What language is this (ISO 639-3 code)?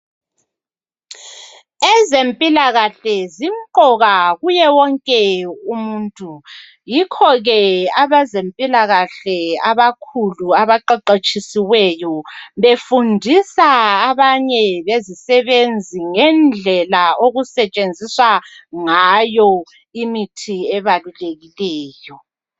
nde